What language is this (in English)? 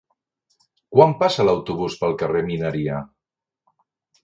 Catalan